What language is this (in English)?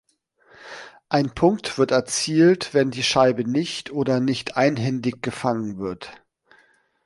German